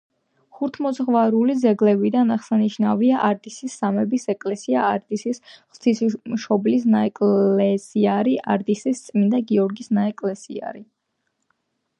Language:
Georgian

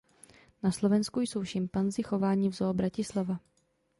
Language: Czech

